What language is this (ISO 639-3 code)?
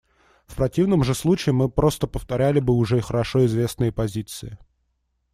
rus